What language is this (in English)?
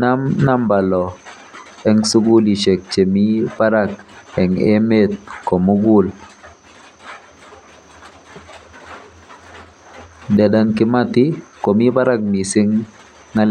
Kalenjin